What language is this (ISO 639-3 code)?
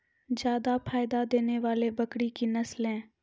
mai